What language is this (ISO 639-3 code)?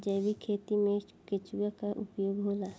bho